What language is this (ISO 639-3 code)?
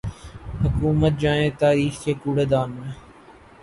urd